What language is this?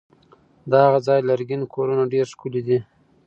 Pashto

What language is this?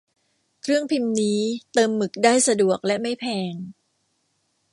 Thai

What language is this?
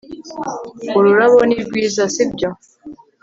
Kinyarwanda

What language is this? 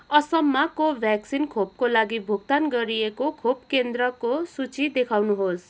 Nepali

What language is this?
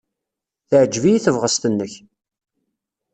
Kabyle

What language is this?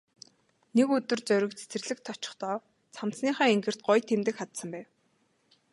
Mongolian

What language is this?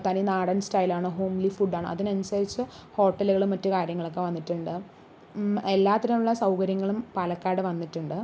Malayalam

